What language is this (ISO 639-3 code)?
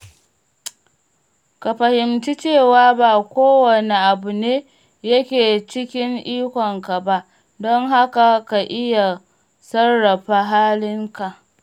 hau